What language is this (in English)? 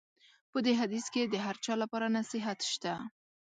Pashto